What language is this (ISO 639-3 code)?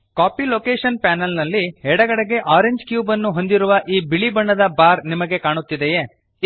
kan